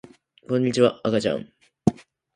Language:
Japanese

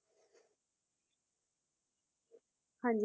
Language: Punjabi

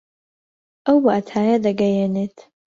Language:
Central Kurdish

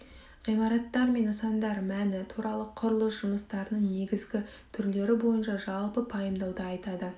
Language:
Kazakh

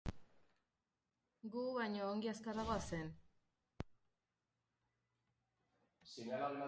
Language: Basque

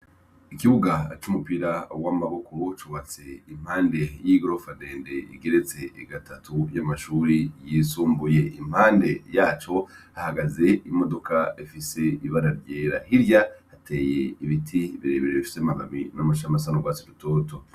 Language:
Rundi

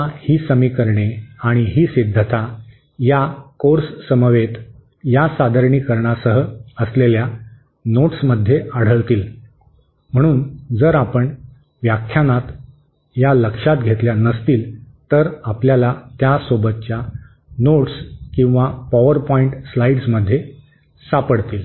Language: Marathi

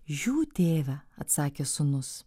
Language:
Lithuanian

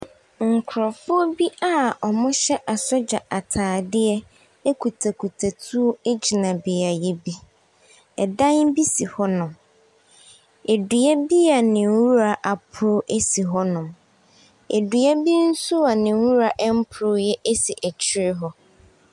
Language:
Akan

